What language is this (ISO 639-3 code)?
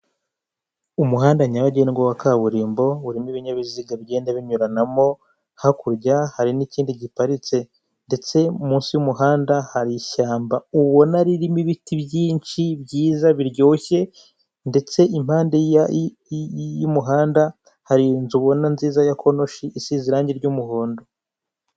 kin